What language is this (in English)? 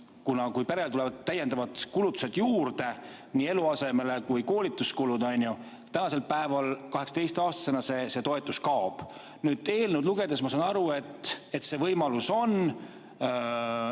Estonian